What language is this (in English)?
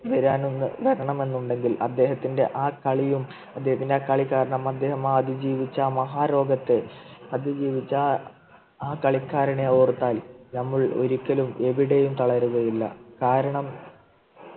Malayalam